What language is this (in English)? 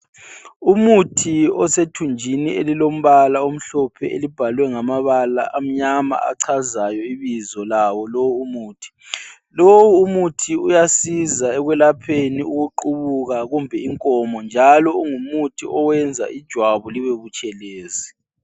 North Ndebele